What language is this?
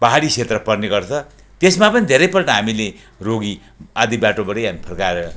Nepali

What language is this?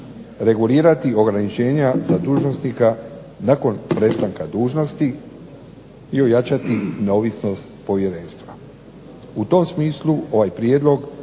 Croatian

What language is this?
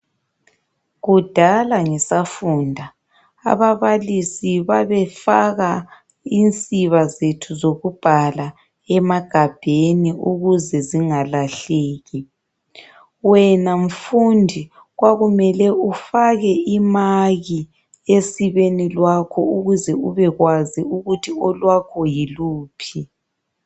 North Ndebele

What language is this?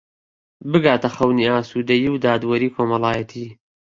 Central Kurdish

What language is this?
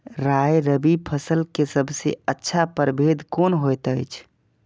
Maithili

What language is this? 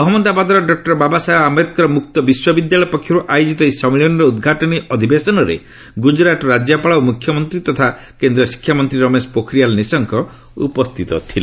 Odia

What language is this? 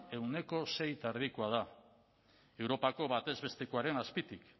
Basque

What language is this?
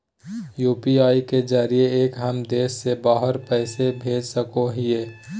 Magahi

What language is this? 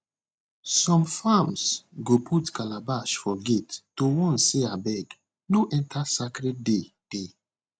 Nigerian Pidgin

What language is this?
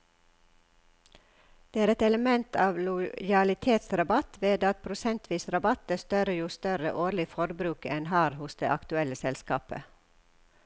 Norwegian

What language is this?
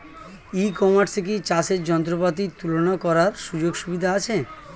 Bangla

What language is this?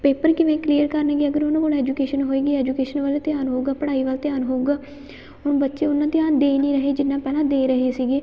Punjabi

